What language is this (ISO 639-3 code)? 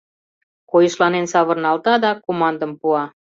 chm